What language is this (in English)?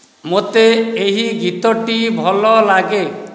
Odia